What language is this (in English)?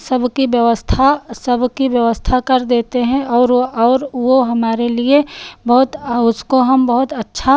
Hindi